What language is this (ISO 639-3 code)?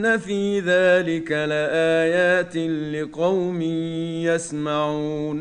ara